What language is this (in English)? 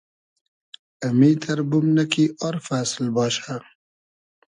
Hazaragi